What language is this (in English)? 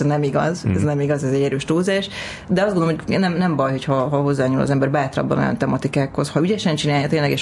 Hungarian